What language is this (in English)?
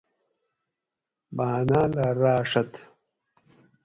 Gawri